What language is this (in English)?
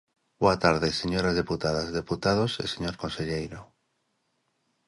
Galician